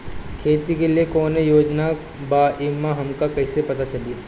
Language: Bhojpuri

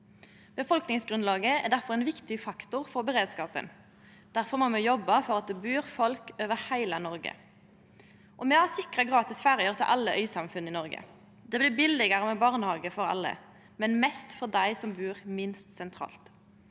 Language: Norwegian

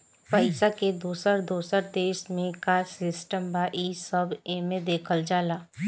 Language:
Bhojpuri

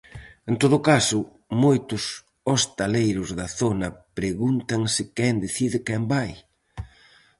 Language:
Galician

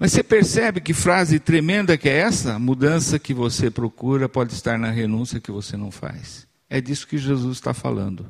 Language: Portuguese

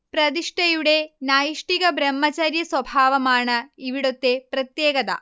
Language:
Malayalam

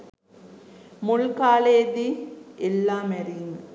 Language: Sinhala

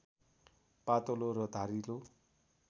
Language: Nepali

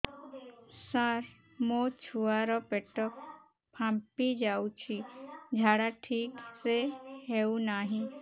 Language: Odia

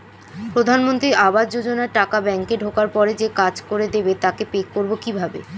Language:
Bangla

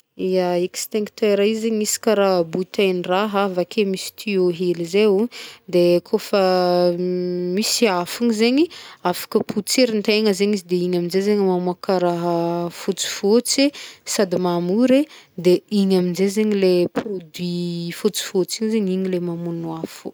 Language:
Northern Betsimisaraka Malagasy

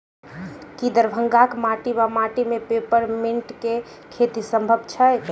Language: Maithili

